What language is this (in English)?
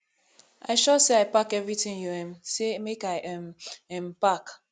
Nigerian Pidgin